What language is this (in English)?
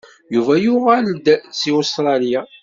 Kabyle